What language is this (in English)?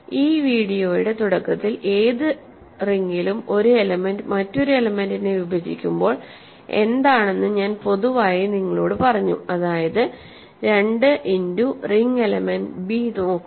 Malayalam